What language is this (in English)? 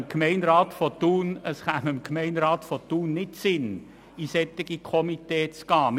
Swiss German